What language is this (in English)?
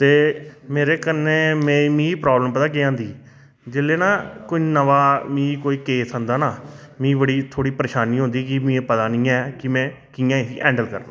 Dogri